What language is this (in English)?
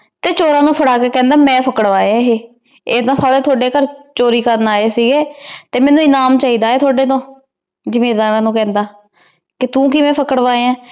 Punjabi